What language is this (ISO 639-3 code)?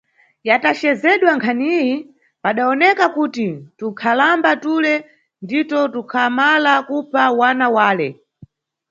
nyu